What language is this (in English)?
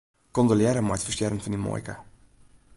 Western Frisian